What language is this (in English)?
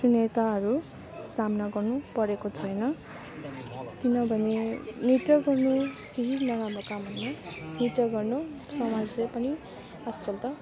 Nepali